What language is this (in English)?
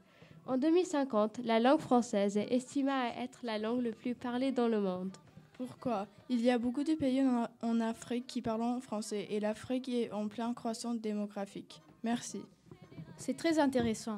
French